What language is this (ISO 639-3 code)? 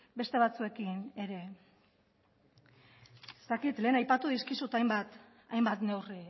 eus